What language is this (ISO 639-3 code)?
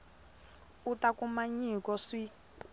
tso